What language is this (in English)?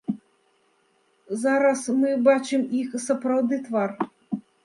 Belarusian